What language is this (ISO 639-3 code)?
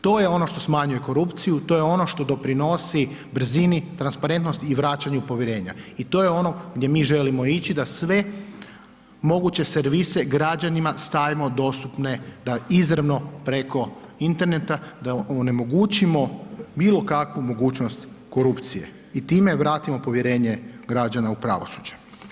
hrv